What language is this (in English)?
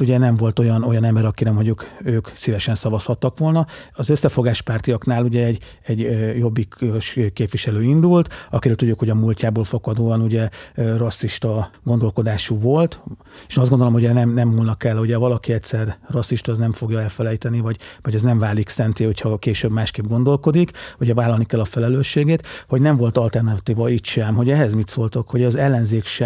Hungarian